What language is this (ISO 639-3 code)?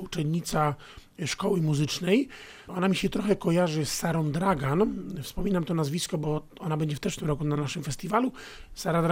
pol